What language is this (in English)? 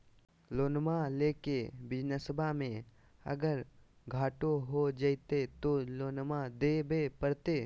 Magahi